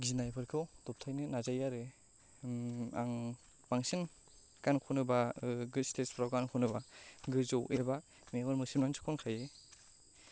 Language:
Bodo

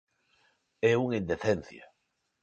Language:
Galician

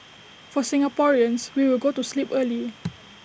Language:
English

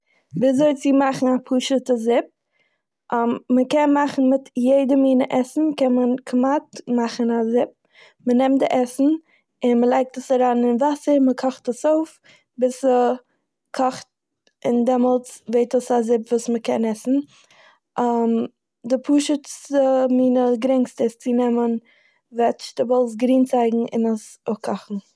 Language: Yiddish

